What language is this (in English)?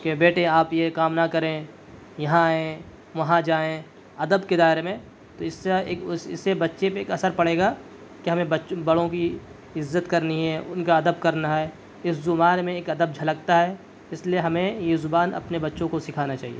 Urdu